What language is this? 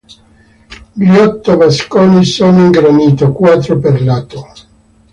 Italian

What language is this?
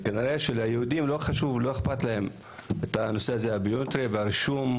Hebrew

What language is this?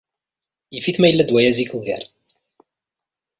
Kabyle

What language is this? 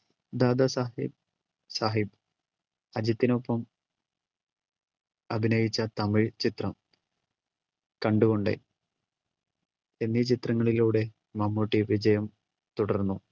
Malayalam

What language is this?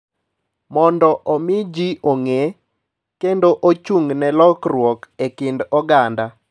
Luo (Kenya and Tanzania)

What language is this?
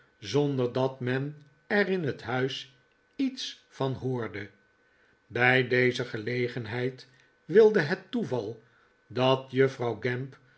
Dutch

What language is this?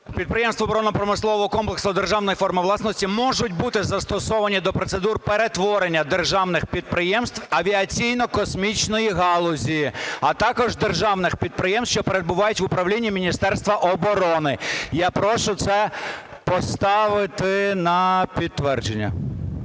Ukrainian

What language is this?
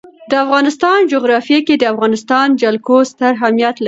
Pashto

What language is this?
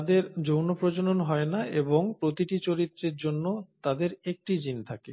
Bangla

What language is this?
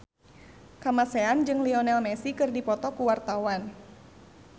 Sundanese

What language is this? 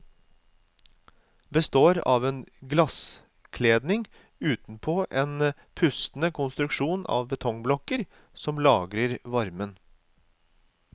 Norwegian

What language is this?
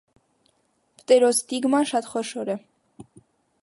Armenian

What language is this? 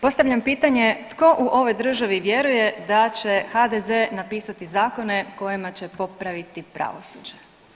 Croatian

